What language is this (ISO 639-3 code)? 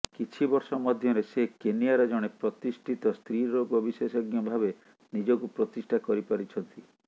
ori